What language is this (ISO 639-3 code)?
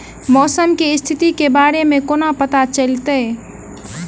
mai